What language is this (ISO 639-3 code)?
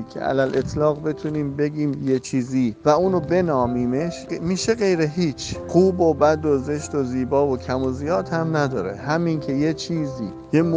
fas